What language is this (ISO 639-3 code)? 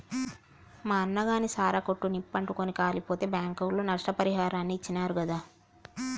tel